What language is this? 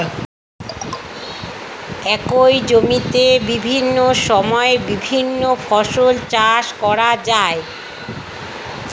Bangla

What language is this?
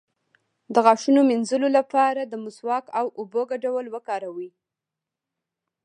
Pashto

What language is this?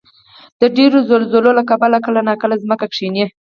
Pashto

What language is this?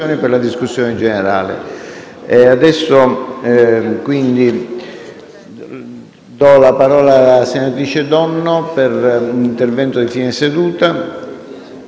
Italian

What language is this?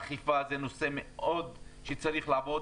Hebrew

